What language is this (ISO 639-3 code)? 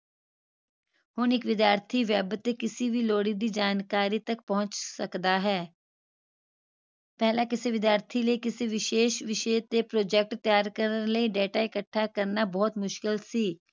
pan